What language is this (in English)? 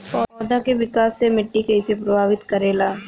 Bhojpuri